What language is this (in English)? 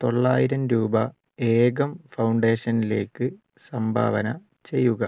Malayalam